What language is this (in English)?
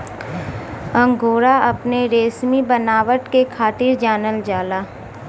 Bhojpuri